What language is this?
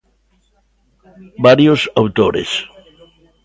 Galician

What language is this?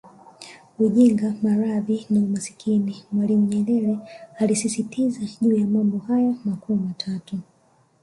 Swahili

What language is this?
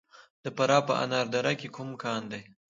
Pashto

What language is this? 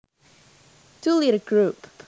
Javanese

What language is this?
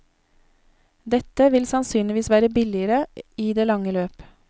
Norwegian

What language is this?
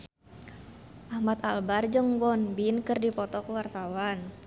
Sundanese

